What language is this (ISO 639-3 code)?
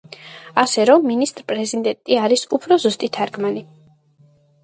kat